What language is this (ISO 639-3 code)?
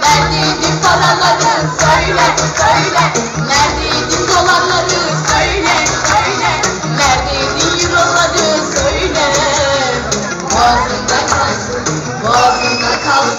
tur